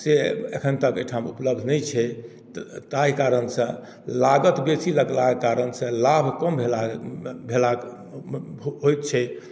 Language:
Maithili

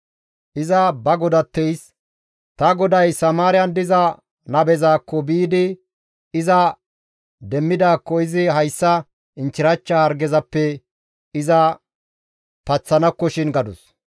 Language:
Gamo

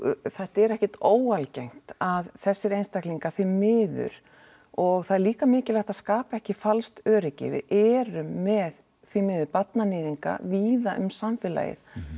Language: Icelandic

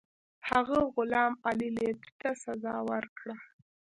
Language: Pashto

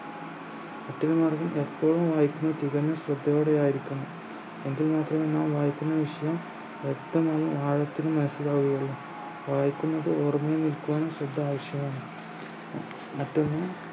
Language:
Malayalam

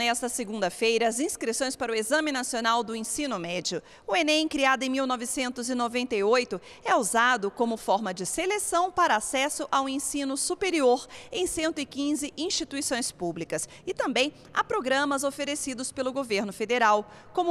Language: Portuguese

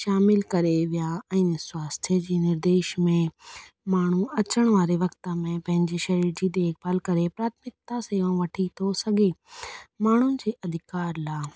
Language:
Sindhi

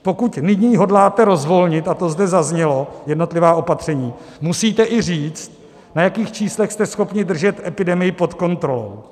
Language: Czech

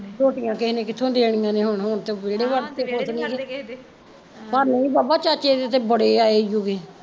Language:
Punjabi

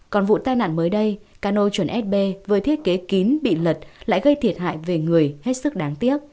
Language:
Vietnamese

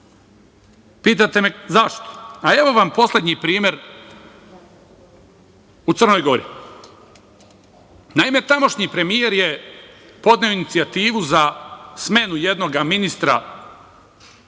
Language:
Serbian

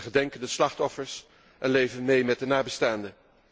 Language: Dutch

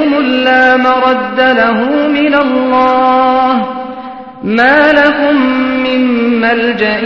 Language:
Malayalam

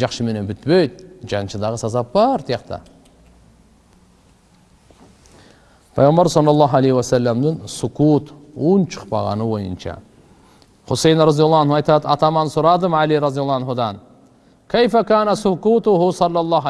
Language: Turkish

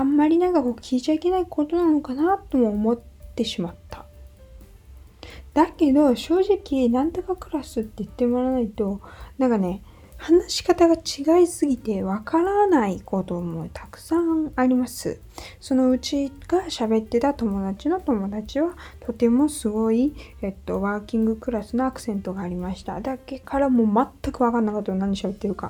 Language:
Japanese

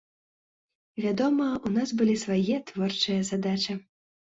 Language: Belarusian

